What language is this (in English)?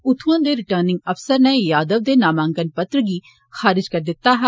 Dogri